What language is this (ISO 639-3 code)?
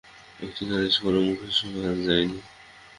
ben